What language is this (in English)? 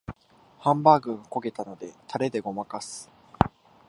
Japanese